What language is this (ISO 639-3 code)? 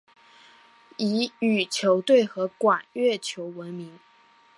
zho